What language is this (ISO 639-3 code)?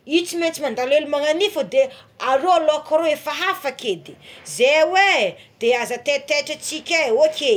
xmw